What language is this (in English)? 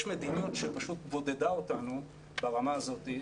Hebrew